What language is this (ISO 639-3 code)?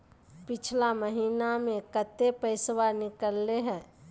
mag